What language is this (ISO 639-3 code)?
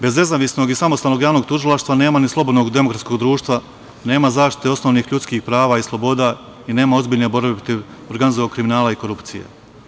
srp